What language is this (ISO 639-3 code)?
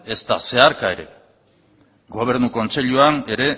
eus